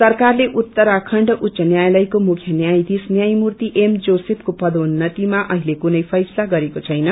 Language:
Nepali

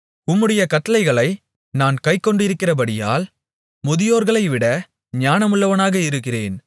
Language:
Tamil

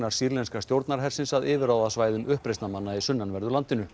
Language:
Icelandic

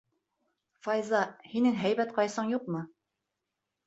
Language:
Bashkir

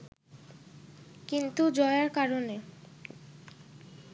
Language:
Bangla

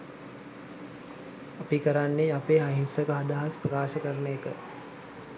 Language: Sinhala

